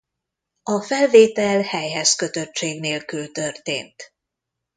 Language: Hungarian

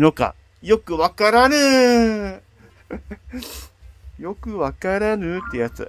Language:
Japanese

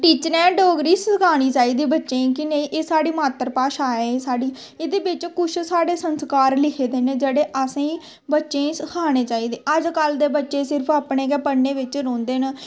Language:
Dogri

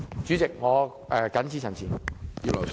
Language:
Cantonese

